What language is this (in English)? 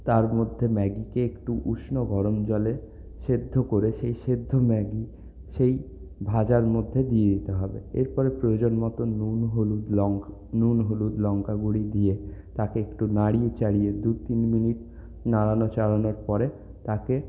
Bangla